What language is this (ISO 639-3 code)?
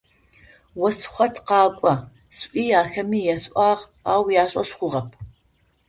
ady